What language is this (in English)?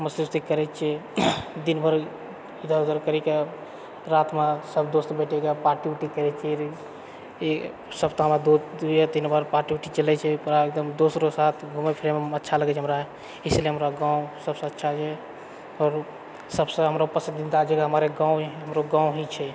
Maithili